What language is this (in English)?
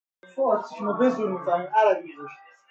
Persian